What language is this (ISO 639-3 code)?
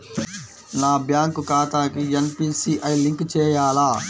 tel